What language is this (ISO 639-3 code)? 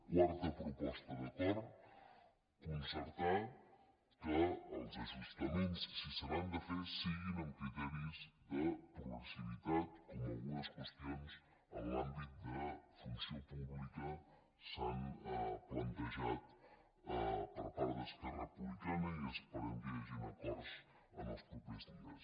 cat